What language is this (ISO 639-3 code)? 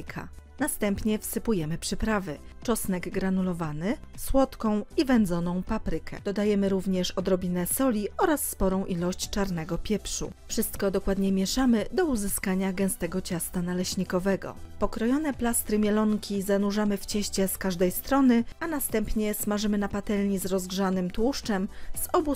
pol